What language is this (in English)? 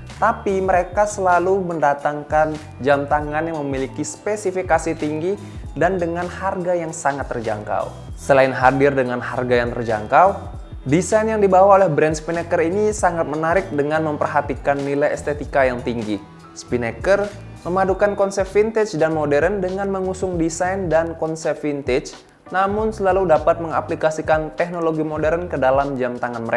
Indonesian